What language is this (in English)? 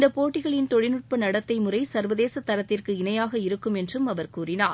Tamil